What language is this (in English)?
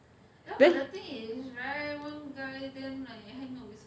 English